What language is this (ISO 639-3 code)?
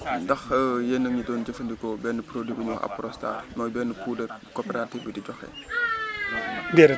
wol